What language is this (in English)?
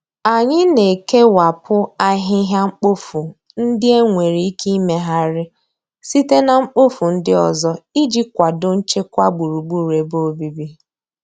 Igbo